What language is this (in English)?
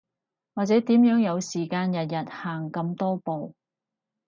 Cantonese